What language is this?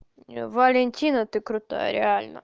Russian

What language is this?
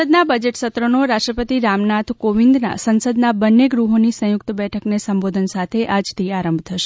Gujarati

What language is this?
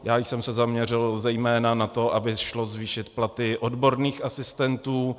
Czech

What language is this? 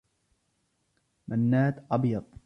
Arabic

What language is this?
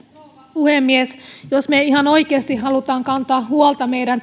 Finnish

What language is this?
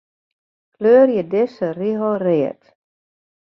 Western Frisian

